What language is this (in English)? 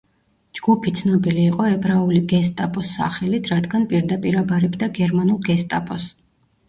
Georgian